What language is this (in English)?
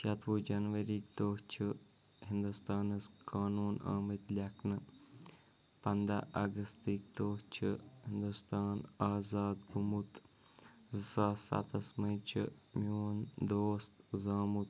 Kashmiri